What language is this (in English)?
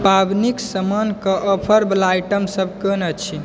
Maithili